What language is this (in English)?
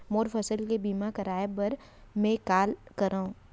Chhattisgarhi